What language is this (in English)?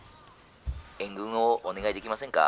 Japanese